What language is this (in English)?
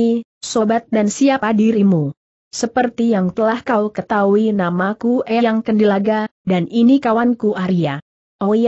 Indonesian